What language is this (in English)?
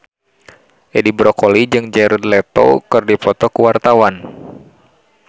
Sundanese